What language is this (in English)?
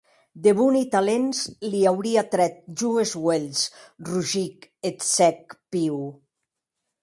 Occitan